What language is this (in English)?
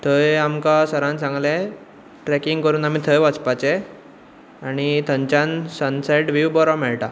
Konkani